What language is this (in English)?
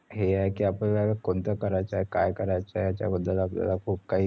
Marathi